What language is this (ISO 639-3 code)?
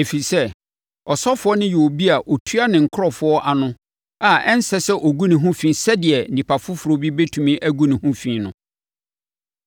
aka